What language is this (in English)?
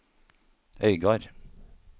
Norwegian